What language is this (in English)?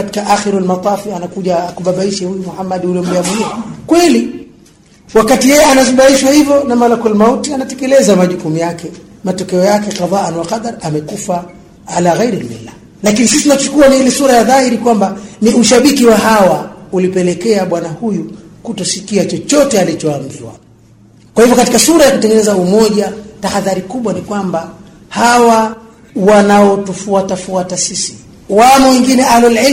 Swahili